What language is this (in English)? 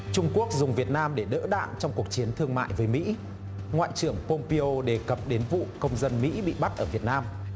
Vietnamese